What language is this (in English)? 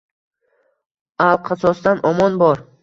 Uzbek